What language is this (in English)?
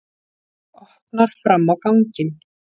Icelandic